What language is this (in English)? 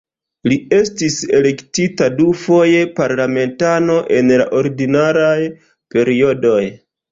Esperanto